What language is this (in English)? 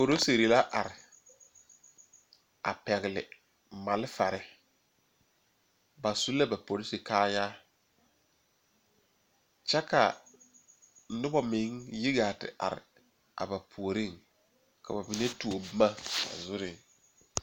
Southern Dagaare